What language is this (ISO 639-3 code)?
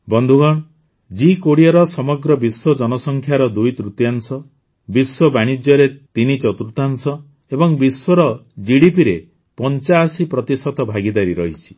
ori